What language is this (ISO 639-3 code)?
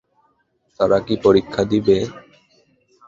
ben